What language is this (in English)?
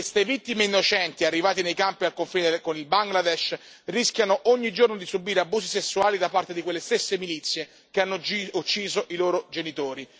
Italian